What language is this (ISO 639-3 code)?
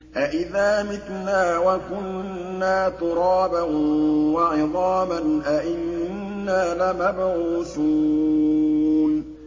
ara